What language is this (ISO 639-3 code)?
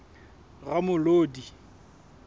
sot